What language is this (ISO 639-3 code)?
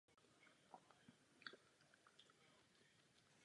ces